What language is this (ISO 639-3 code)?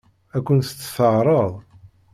kab